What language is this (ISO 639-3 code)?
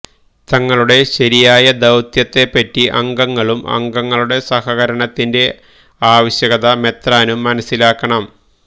mal